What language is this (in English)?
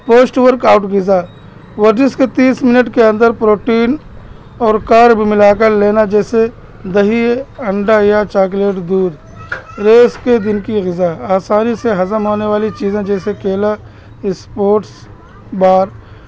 Urdu